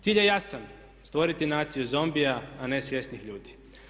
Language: Croatian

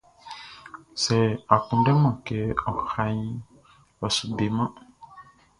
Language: Baoulé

